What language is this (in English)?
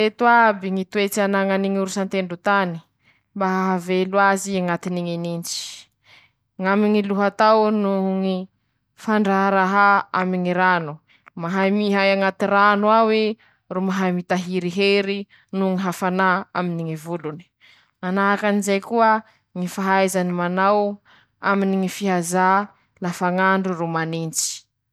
Masikoro Malagasy